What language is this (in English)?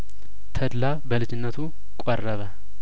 Amharic